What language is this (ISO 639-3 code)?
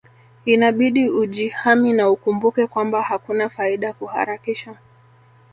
swa